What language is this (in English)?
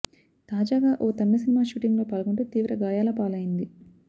Telugu